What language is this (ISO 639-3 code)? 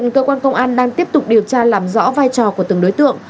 vie